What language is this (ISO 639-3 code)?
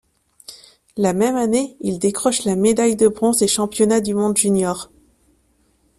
fra